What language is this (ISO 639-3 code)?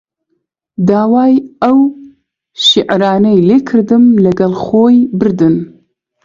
ckb